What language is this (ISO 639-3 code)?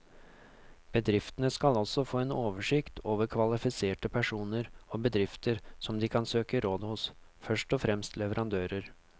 nor